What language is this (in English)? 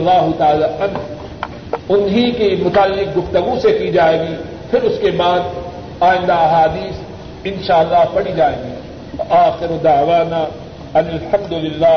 Urdu